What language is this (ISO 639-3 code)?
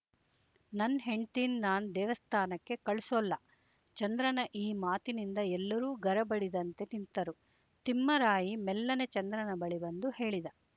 kan